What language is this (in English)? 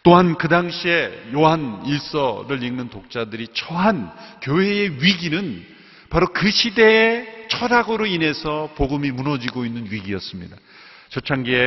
Korean